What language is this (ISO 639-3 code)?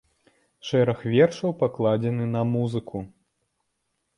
bel